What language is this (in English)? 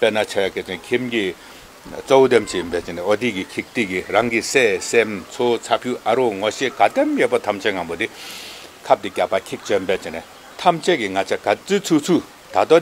Korean